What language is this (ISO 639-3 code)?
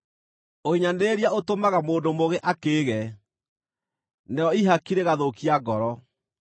kik